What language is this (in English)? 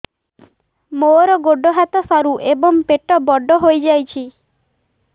Odia